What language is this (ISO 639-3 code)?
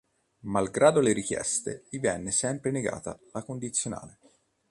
ita